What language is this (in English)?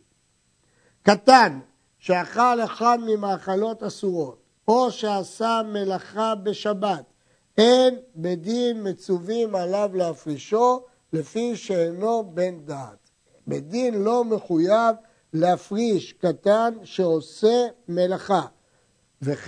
Hebrew